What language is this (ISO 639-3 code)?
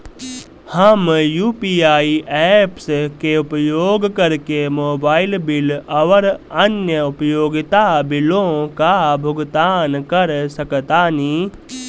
bho